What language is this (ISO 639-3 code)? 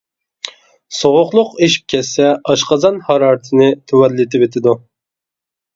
uig